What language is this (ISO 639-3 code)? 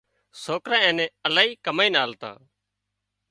kxp